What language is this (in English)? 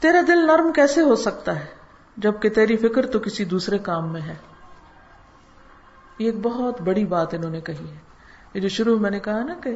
Urdu